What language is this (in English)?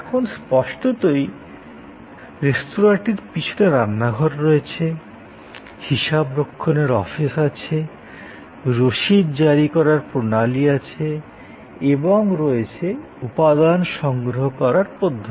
Bangla